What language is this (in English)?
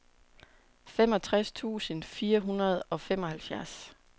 Danish